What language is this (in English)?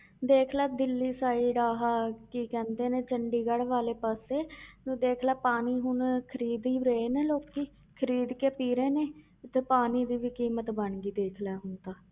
Punjabi